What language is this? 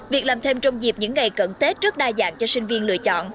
Vietnamese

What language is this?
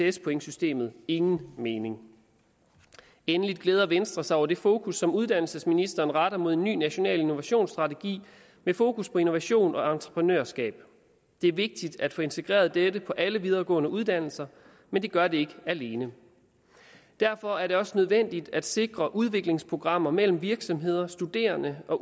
Danish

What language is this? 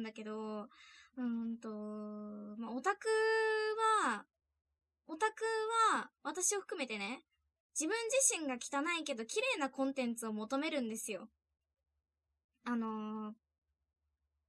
Japanese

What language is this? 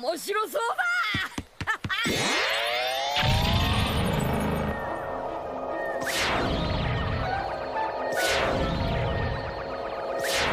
Japanese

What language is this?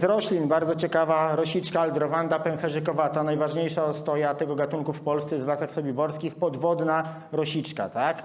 Polish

